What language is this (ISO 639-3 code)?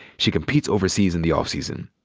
eng